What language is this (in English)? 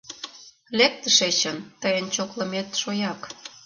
Mari